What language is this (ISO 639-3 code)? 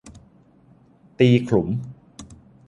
tha